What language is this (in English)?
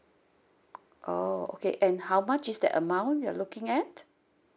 English